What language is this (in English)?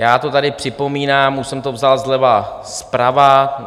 Czech